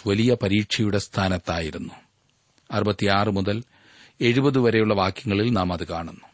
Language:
Malayalam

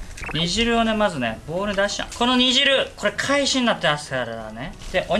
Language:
Japanese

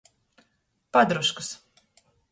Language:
Latgalian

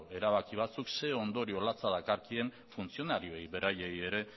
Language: Basque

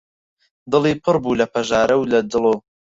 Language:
Central Kurdish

